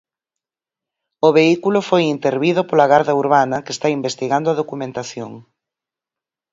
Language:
Galician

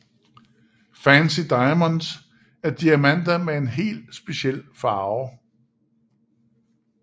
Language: Danish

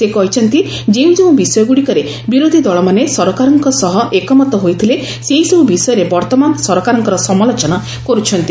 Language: Odia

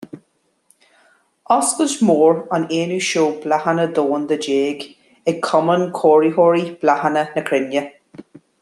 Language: Irish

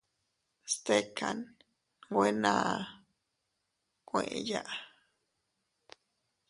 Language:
Teutila Cuicatec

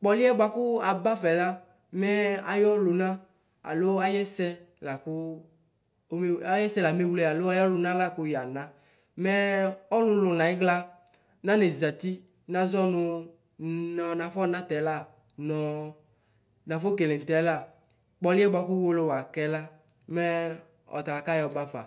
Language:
Ikposo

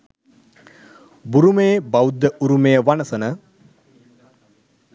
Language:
Sinhala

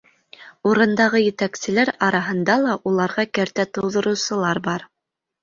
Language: Bashkir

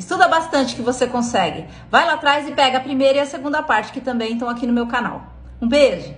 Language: Portuguese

